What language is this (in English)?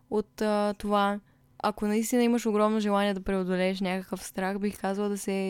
Bulgarian